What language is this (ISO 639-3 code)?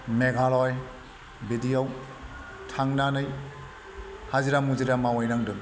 brx